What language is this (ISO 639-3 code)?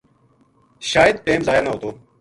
gju